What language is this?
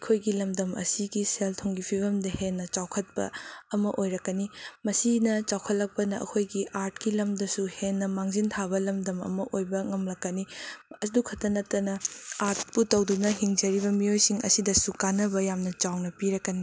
Manipuri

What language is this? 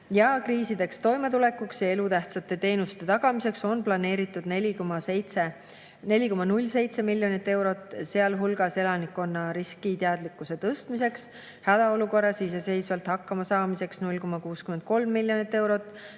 Estonian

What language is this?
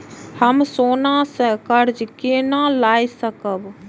Maithili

